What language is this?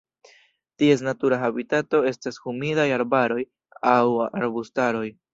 Esperanto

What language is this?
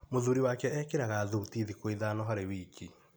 Kikuyu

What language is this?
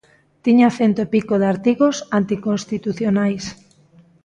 Galician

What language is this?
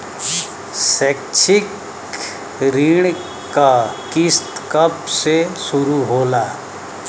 Bhojpuri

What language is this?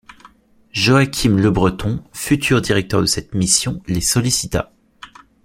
French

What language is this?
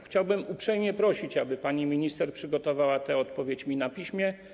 Polish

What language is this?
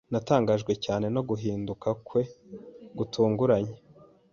Kinyarwanda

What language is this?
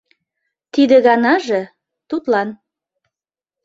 Mari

